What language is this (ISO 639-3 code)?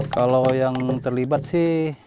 ind